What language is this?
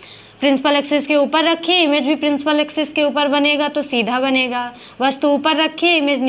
Hindi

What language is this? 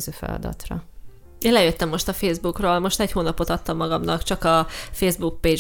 Hungarian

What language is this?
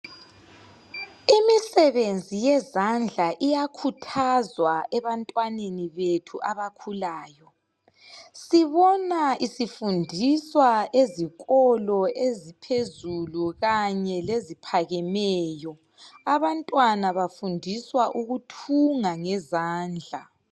North Ndebele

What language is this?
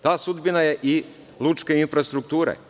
Serbian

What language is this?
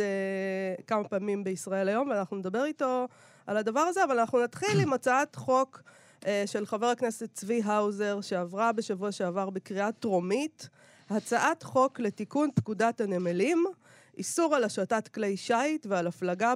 Hebrew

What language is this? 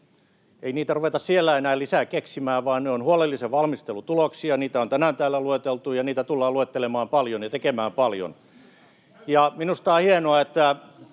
Finnish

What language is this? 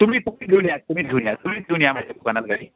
Marathi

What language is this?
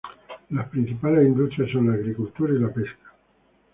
Spanish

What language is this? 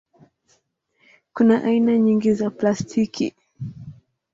Swahili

